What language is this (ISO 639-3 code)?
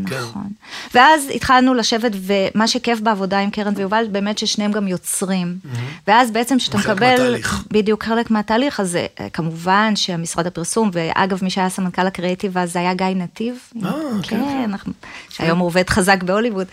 heb